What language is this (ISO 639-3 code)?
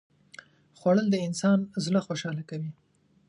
pus